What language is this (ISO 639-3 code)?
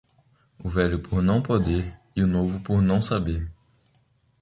por